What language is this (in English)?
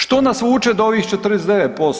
Croatian